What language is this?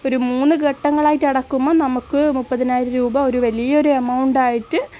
Malayalam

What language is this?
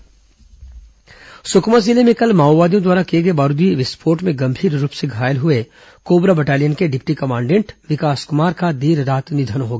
Hindi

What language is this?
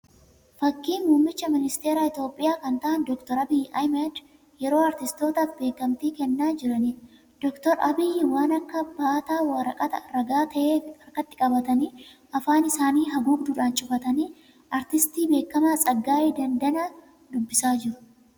Oromo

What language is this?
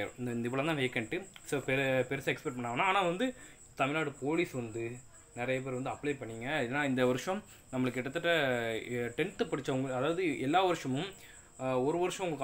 Tamil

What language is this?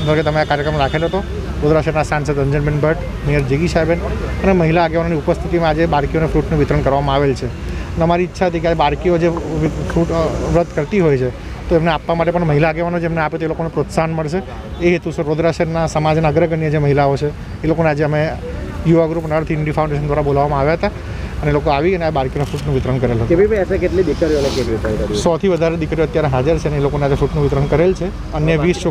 Hindi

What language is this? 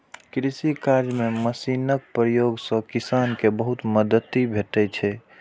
Maithili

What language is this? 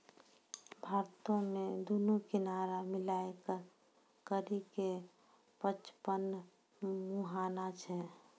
Maithili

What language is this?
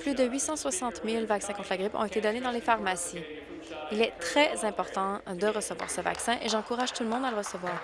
French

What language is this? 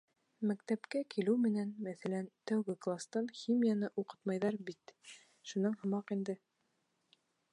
Bashkir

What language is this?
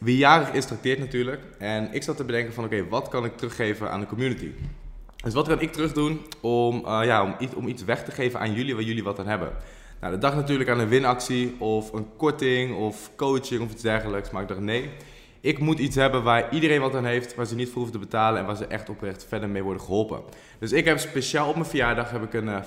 Dutch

